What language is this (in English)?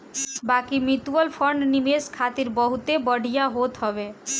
Bhojpuri